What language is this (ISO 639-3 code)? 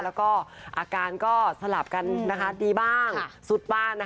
tha